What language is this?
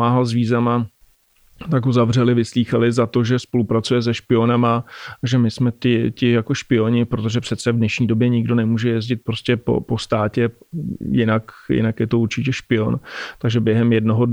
Czech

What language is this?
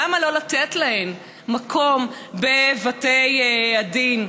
Hebrew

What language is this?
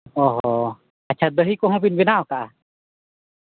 Santali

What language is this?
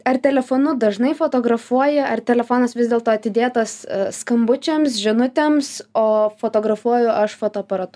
Lithuanian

